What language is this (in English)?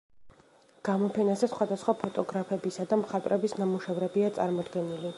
Georgian